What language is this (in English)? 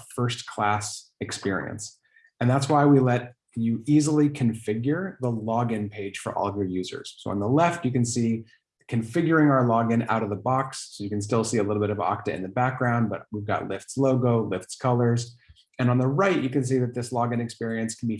English